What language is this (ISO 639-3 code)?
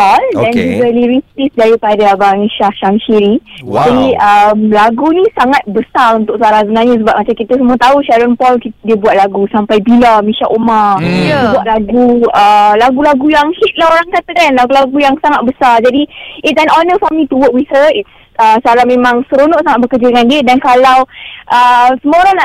msa